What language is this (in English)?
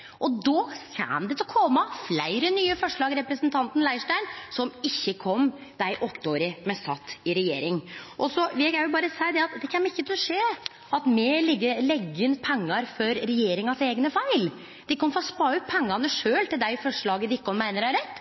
Norwegian Nynorsk